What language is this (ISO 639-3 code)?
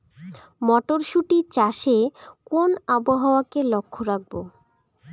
ben